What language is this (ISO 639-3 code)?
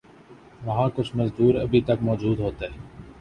urd